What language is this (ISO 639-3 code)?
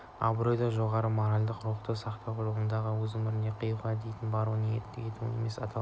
kaz